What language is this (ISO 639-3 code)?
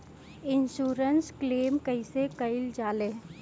bho